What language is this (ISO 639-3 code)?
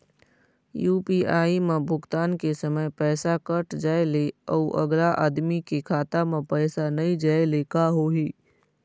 hne